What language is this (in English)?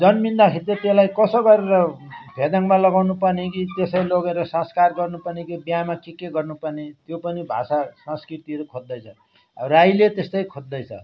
Nepali